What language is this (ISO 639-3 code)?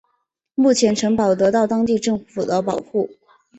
zho